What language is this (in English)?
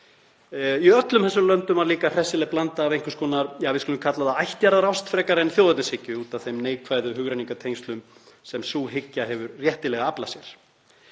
Icelandic